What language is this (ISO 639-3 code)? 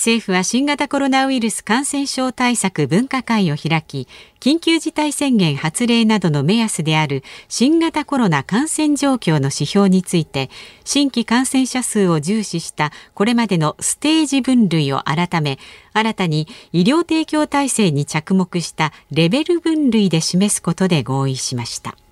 jpn